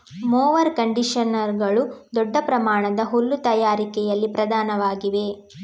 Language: Kannada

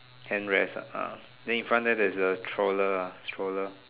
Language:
English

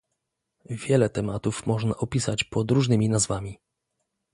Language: Polish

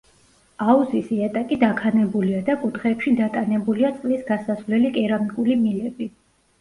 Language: Georgian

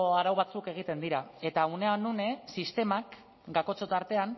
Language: Basque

